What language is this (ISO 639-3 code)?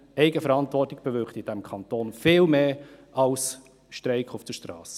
gsw